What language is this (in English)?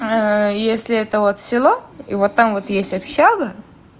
Russian